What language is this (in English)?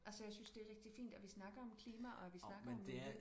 Danish